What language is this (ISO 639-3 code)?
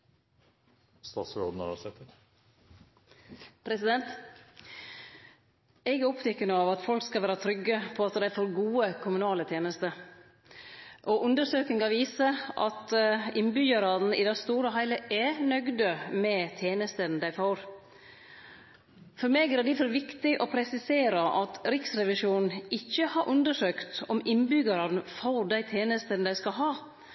nno